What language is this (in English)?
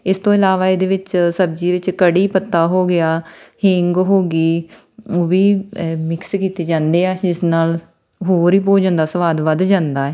Punjabi